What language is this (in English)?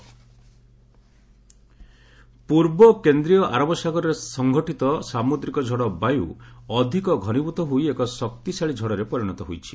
Odia